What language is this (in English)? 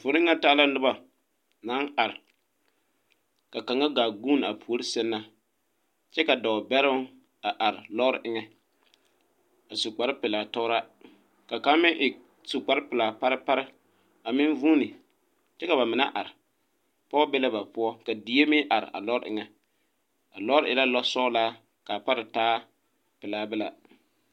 Southern Dagaare